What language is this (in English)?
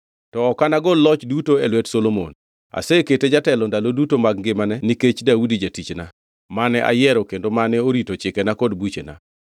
Luo (Kenya and Tanzania)